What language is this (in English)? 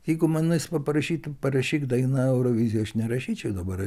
Lithuanian